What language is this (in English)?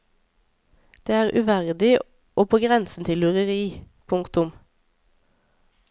Norwegian